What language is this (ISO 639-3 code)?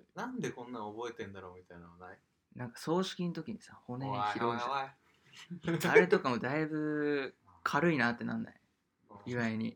jpn